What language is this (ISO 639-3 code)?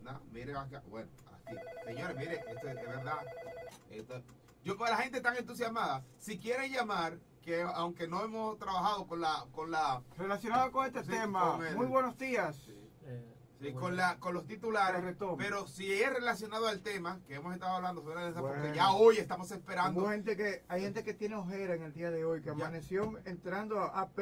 spa